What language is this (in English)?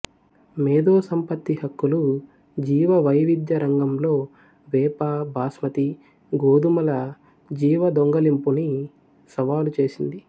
Telugu